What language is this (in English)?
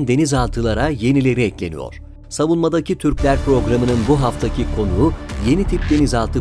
Turkish